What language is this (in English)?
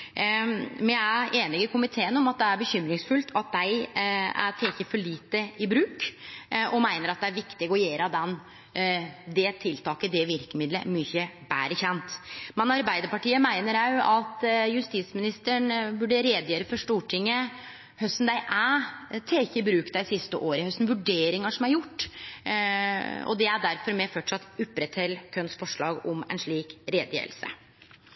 Norwegian Nynorsk